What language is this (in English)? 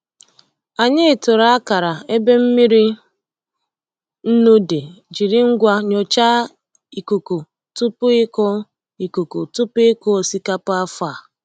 Igbo